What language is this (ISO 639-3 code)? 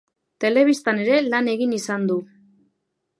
eus